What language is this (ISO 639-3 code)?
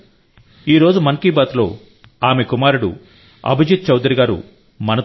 tel